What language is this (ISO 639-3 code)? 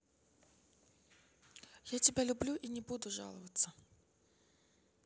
rus